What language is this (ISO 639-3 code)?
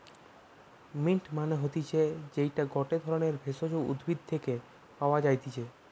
ben